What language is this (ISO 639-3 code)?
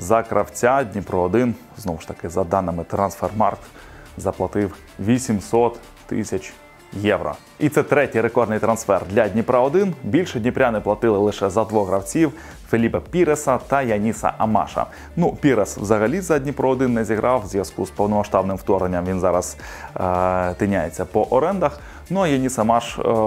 ukr